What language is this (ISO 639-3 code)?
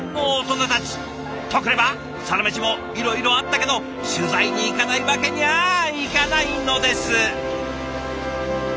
jpn